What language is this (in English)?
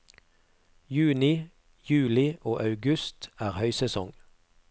Norwegian